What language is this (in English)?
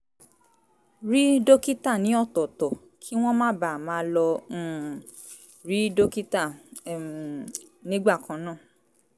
Yoruba